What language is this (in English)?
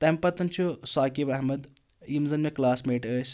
Kashmiri